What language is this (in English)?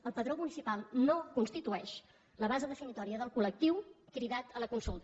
Catalan